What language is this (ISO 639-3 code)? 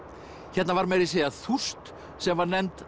isl